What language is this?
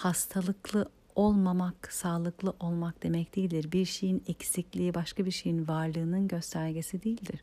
Turkish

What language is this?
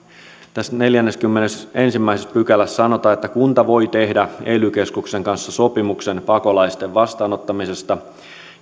Finnish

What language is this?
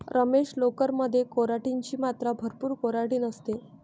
Marathi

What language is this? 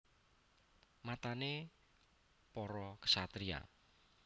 Javanese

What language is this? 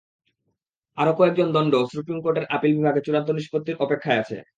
Bangla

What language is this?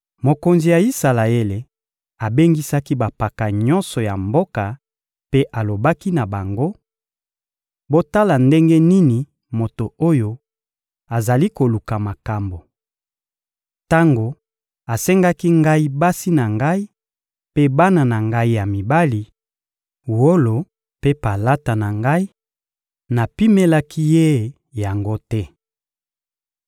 Lingala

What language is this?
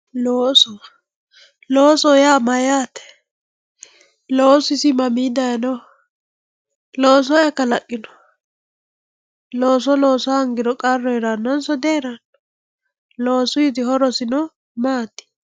Sidamo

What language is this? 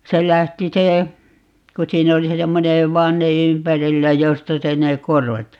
Finnish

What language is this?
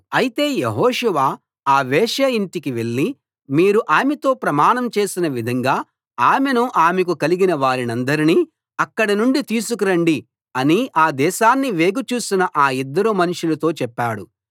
Telugu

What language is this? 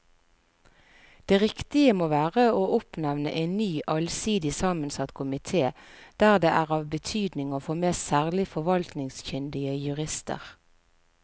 Norwegian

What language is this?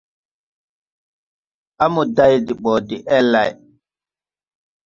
Tupuri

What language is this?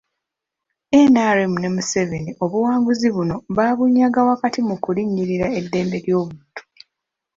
Ganda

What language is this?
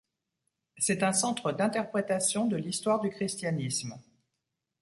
French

